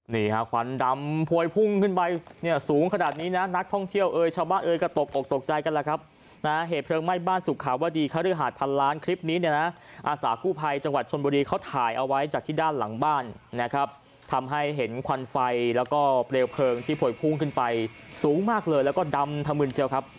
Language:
Thai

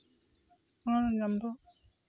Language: Santali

